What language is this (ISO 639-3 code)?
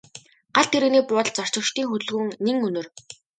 mon